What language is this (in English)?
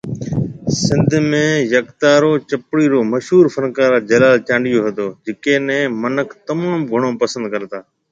Marwari (Pakistan)